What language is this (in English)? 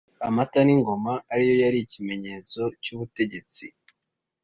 Kinyarwanda